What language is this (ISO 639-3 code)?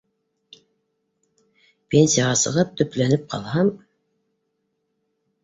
bak